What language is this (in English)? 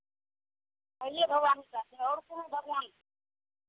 Maithili